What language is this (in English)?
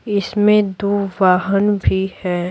Hindi